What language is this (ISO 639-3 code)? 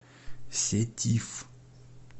rus